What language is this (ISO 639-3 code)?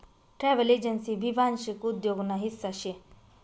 mar